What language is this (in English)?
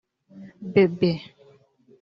Kinyarwanda